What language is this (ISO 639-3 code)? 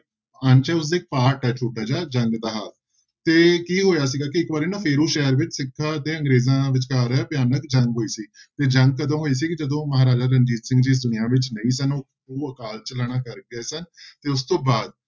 pan